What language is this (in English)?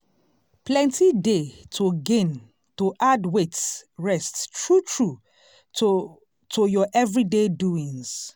Nigerian Pidgin